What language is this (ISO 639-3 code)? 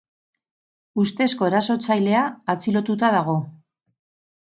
eus